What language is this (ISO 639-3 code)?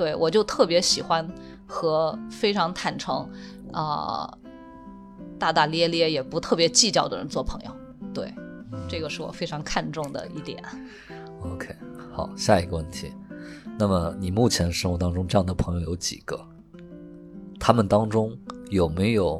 zho